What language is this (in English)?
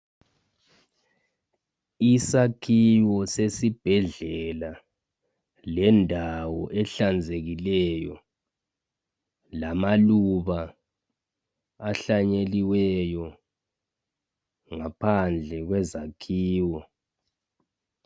North Ndebele